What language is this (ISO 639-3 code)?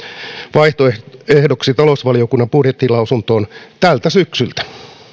fin